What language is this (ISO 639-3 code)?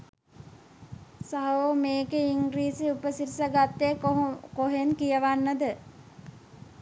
sin